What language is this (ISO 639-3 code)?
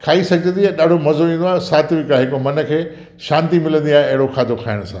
snd